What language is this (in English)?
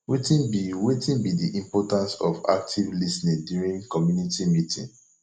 Nigerian Pidgin